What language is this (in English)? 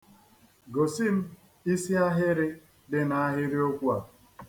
Igbo